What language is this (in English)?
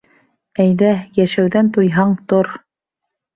Bashkir